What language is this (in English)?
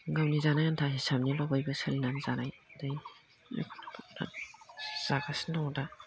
Bodo